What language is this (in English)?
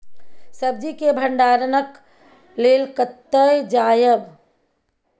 Maithili